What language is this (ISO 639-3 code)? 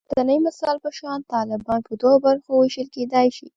pus